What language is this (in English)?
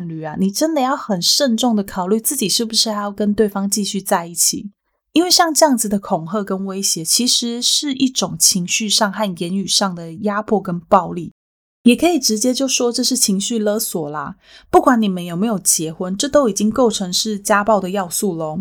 Chinese